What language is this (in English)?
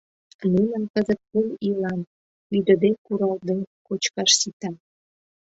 Mari